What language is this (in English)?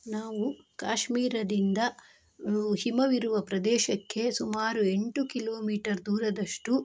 Kannada